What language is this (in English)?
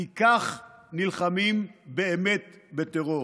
Hebrew